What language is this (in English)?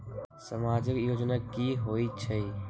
Magahi